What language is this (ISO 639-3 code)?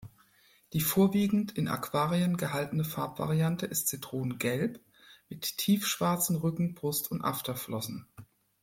deu